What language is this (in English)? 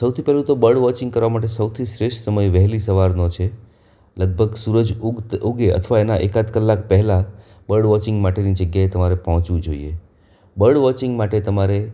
Gujarati